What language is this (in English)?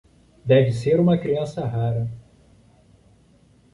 Portuguese